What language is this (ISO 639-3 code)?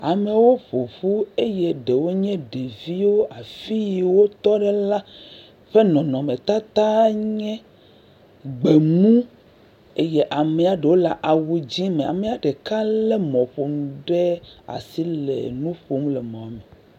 ewe